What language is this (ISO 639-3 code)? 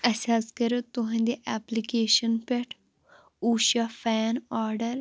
kas